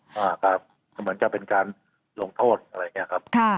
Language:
Thai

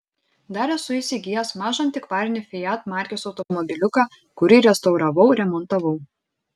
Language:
Lithuanian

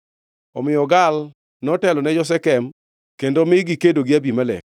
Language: Luo (Kenya and Tanzania)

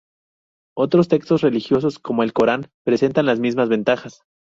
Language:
Spanish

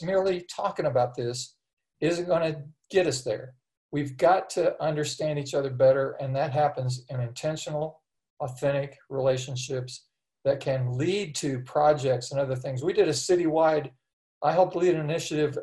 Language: English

